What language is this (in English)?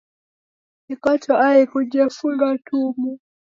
Taita